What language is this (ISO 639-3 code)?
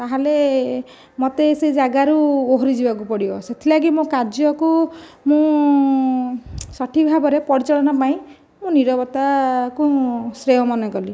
ori